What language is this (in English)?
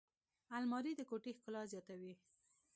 Pashto